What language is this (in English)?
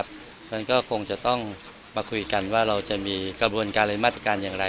Thai